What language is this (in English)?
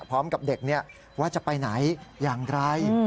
Thai